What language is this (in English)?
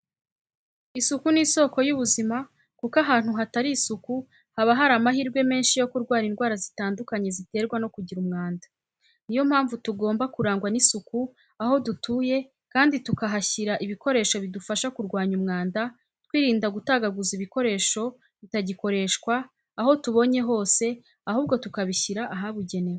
Kinyarwanda